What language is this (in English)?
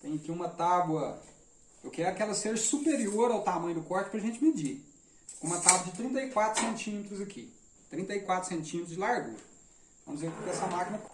Portuguese